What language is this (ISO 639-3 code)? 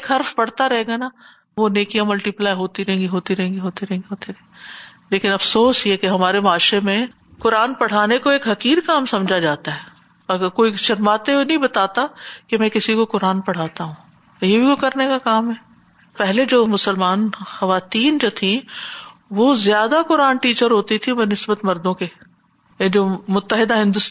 urd